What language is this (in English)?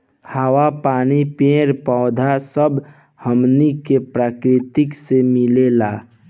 Bhojpuri